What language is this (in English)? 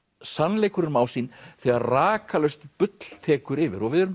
Icelandic